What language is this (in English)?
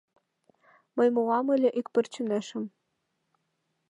Mari